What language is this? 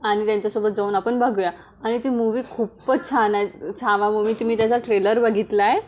Marathi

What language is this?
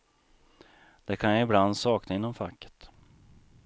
Swedish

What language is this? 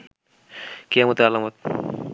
Bangla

